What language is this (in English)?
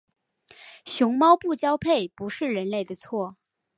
Chinese